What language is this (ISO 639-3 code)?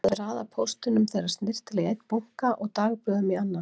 isl